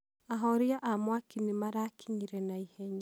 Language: Kikuyu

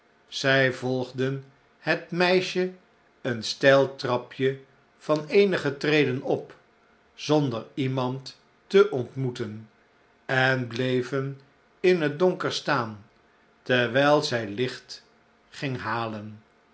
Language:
Dutch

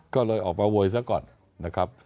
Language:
Thai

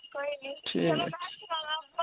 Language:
Dogri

